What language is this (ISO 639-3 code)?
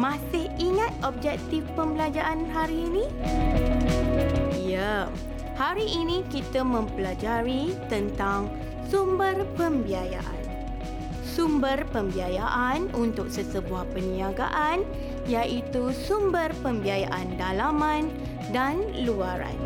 msa